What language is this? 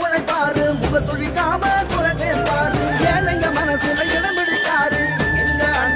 Arabic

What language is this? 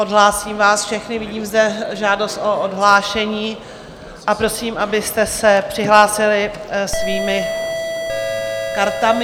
Czech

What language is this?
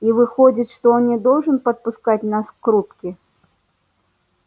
Russian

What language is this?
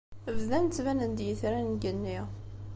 Kabyle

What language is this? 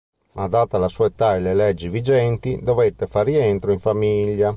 Italian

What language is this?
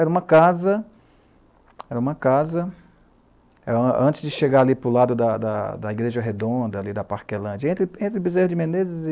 Portuguese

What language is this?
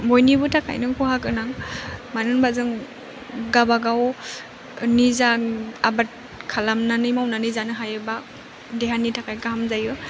Bodo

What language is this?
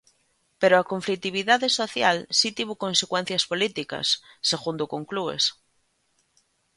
Galician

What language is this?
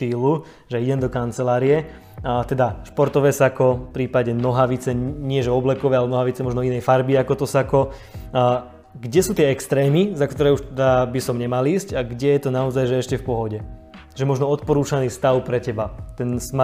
Slovak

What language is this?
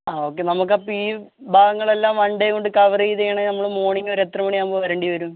Malayalam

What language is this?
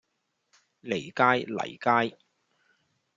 Cantonese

